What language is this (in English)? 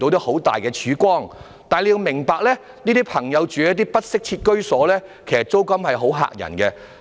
Cantonese